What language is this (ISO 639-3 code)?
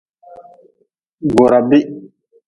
nmz